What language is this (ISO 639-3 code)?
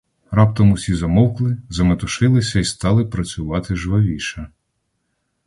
ukr